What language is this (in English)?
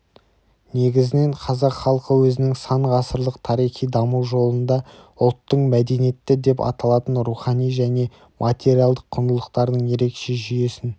Kazakh